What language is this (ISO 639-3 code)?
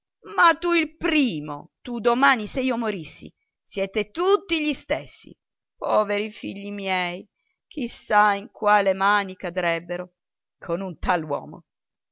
ita